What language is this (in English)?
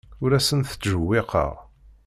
Kabyle